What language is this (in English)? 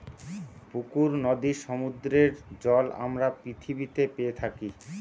Bangla